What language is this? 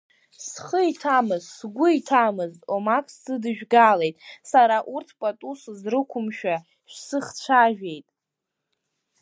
Abkhazian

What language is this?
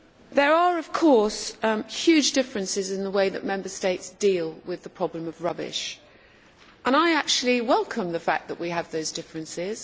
English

